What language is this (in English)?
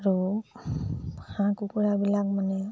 Assamese